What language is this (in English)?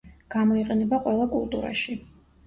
Georgian